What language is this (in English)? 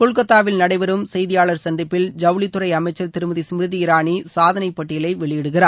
Tamil